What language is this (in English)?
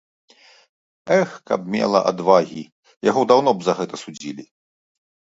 Belarusian